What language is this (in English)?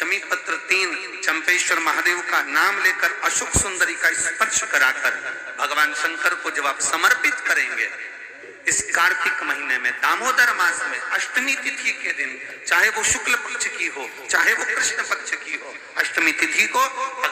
Hindi